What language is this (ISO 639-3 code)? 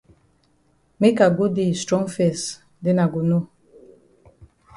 wes